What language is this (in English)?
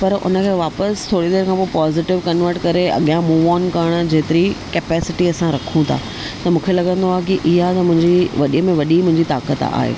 Sindhi